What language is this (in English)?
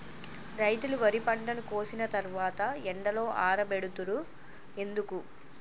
Telugu